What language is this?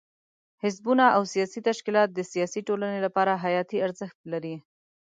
Pashto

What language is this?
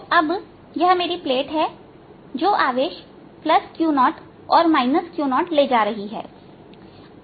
Hindi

